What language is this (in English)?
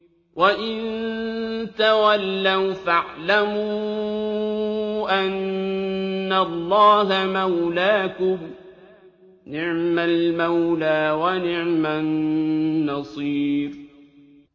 Arabic